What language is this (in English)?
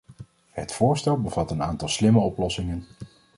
Dutch